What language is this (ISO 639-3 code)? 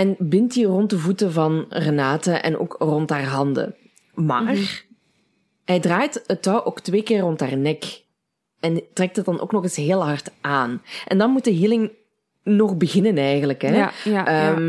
nld